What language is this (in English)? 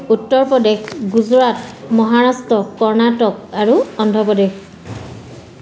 Assamese